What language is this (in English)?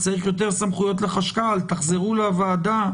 Hebrew